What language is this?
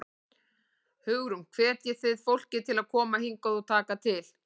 Icelandic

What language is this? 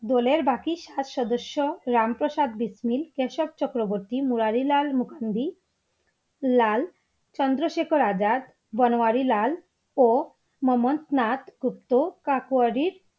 Bangla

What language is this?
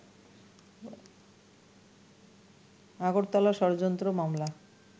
Bangla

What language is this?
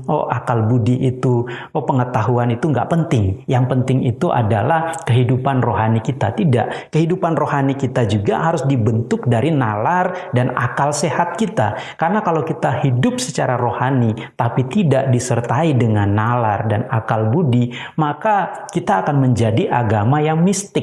Indonesian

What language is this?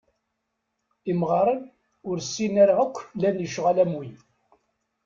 Kabyle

